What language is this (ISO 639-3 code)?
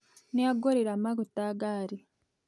kik